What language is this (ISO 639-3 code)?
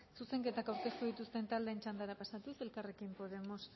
eus